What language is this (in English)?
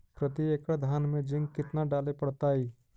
Magahi